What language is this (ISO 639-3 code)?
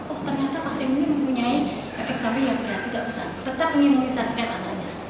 ind